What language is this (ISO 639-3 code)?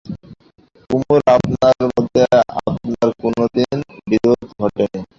ben